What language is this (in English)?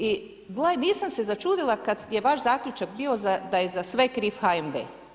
Croatian